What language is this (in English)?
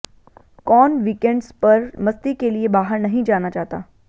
Hindi